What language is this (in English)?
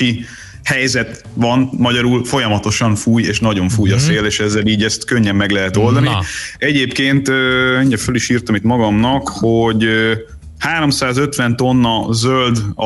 Hungarian